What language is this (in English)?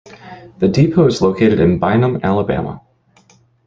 English